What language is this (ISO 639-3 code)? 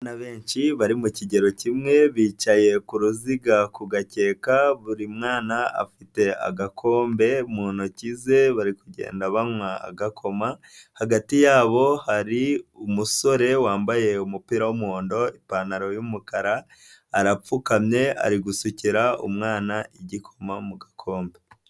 kin